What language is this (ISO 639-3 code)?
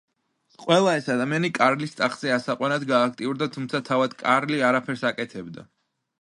kat